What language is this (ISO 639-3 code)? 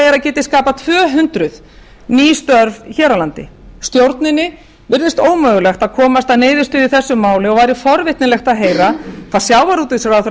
isl